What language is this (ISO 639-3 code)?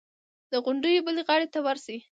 pus